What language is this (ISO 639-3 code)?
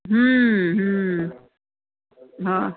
mar